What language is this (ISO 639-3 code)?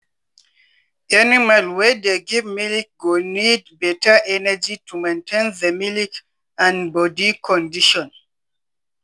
pcm